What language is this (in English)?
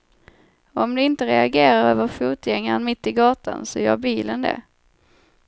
Swedish